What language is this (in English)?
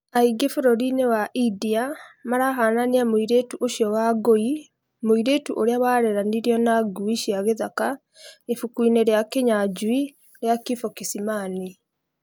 Kikuyu